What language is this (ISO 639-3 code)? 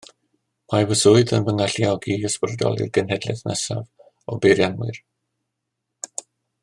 cym